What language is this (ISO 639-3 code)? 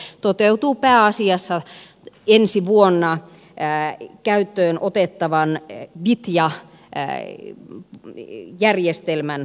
fin